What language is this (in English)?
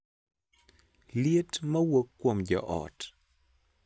Luo (Kenya and Tanzania)